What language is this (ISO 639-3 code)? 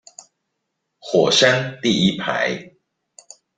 zho